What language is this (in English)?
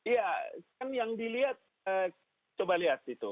Indonesian